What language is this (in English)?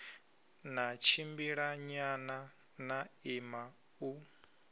Venda